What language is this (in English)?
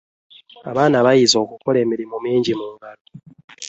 Ganda